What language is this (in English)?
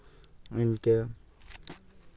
Santali